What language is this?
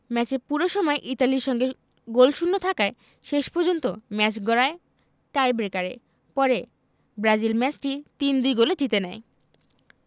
Bangla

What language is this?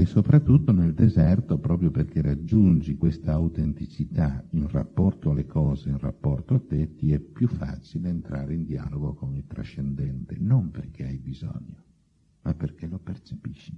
Italian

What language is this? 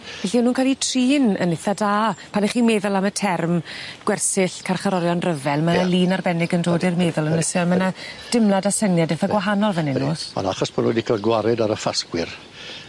Welsh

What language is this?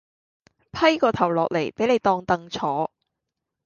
Cantonese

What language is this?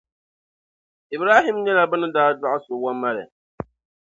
Dagbani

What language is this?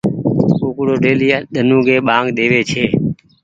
Goaria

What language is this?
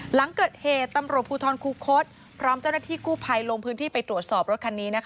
Thai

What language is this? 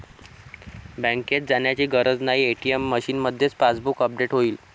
Marathi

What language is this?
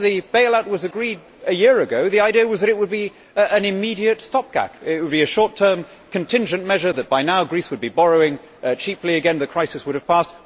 English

